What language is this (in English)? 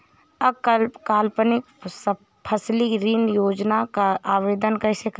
Hindi